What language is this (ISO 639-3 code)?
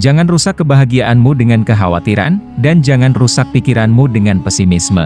ind